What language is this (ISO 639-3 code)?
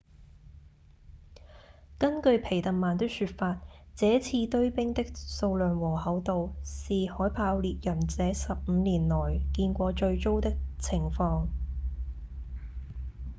yue